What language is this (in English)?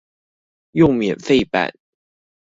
Chinese